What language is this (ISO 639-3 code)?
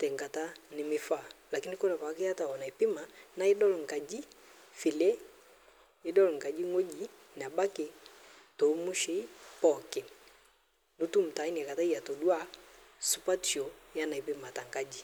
mas